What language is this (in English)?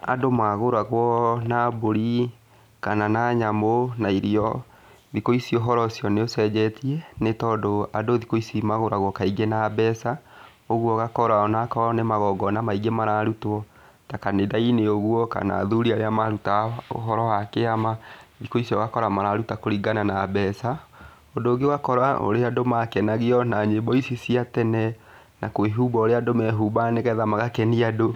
Kikuyu